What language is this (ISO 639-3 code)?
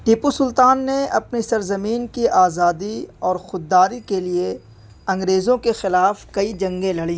urd